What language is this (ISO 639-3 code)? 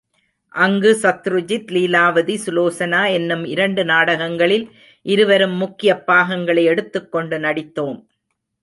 tam